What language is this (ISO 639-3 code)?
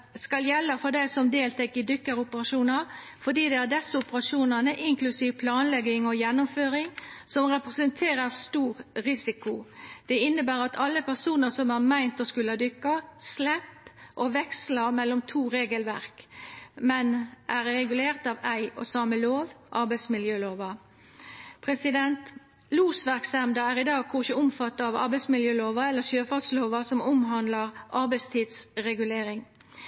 nno